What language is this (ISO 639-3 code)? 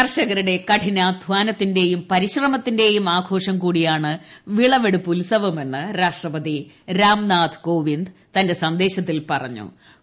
mal